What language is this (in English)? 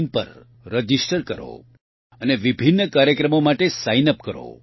Gujarati